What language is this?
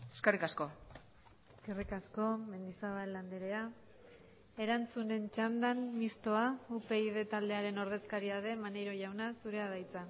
Basque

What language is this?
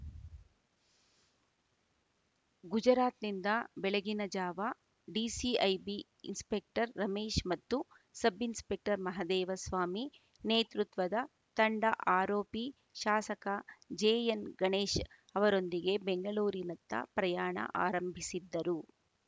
Kannada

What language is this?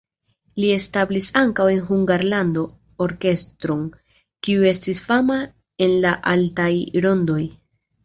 Esperanto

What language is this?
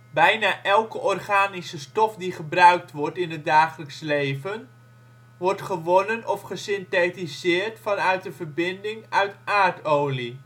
Dutch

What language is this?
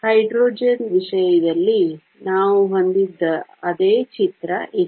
Kannada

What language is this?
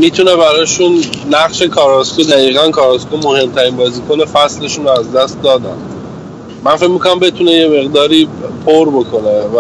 Persian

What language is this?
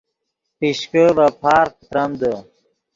Yidgha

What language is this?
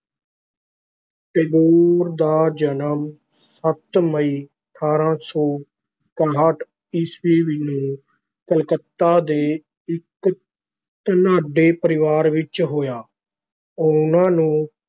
Punjabi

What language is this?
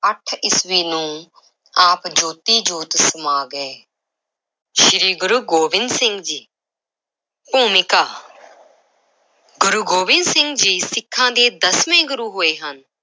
Punjabi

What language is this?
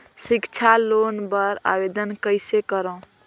Chhattisgarhi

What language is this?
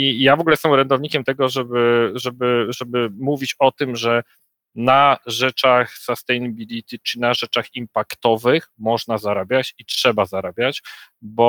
Polish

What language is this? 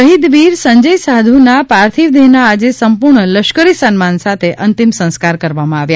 Gujarati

